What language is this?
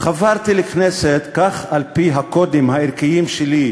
Hebrew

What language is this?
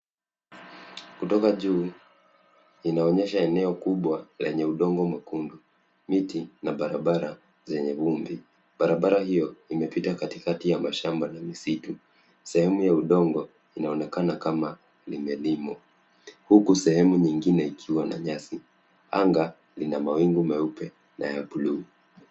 Swahili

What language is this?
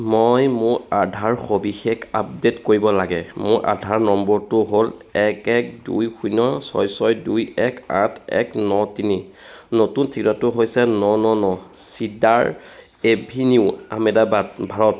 Assamese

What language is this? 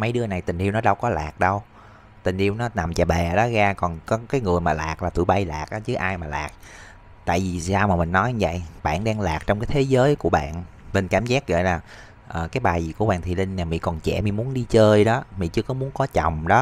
Vietnamese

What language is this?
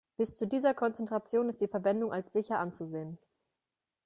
German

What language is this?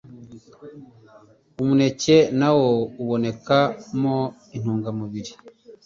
Kinyarwanda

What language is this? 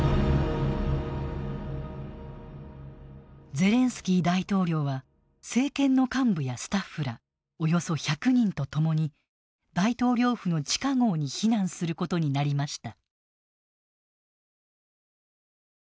Japanese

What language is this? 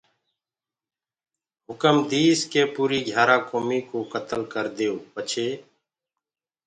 Gurgula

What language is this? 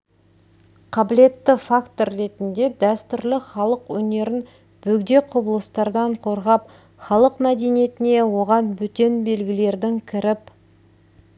Kazakh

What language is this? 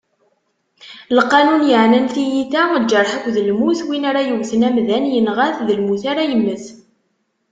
Kabyle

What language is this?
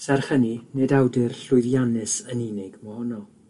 Welsh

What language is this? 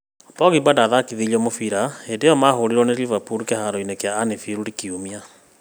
Kikuyu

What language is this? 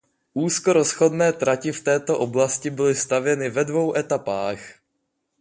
Czech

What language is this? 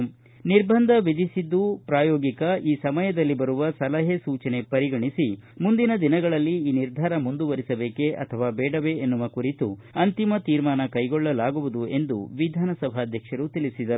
Kannada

